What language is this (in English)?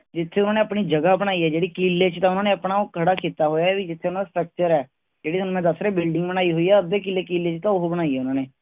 Punjabi